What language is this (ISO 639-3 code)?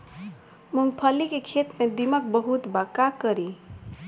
bho